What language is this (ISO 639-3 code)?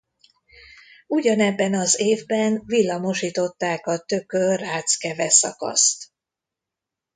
hun